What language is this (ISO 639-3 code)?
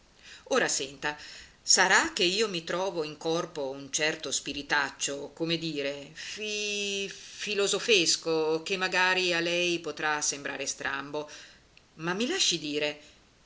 ita